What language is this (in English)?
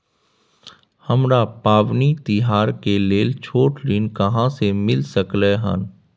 Maithili